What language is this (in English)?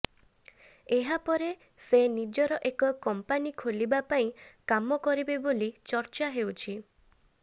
Odia